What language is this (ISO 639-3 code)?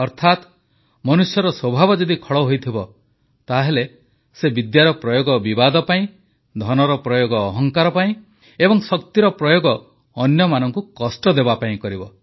ori